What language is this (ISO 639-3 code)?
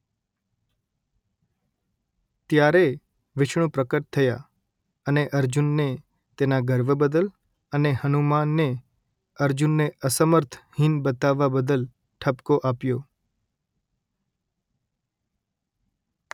guj